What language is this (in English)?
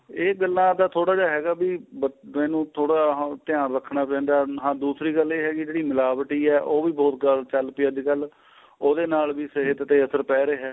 Punjabi